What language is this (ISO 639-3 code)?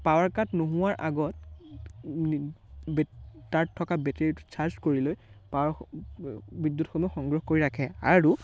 asm